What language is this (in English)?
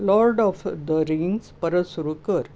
Konkani